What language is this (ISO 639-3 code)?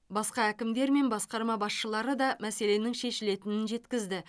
kaz